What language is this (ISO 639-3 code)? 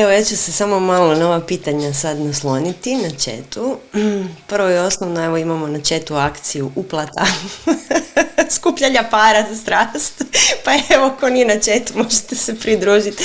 hrv